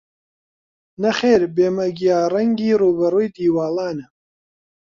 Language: Central Kurdish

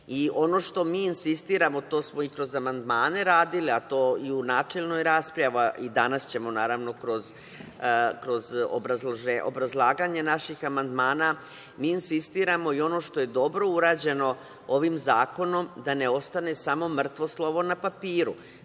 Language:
Serbian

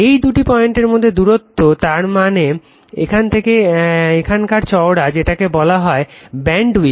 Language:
Bangla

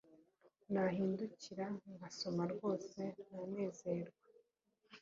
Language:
Kinyarwanda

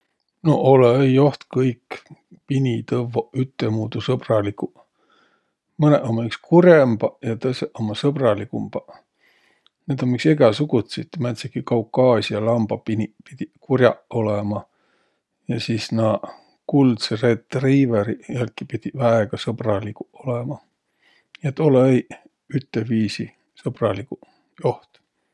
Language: Võro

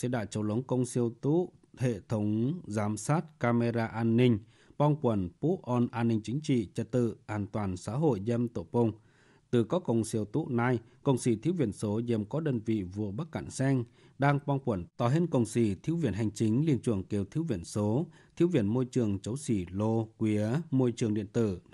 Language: Vietnamese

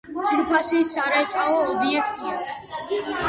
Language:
Georgian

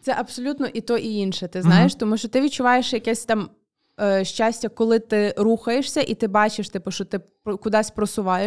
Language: Ukrainian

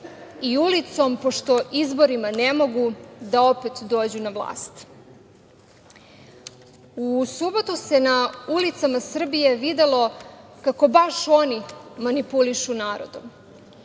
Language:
Serbian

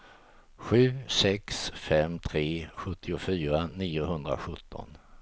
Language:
Swedish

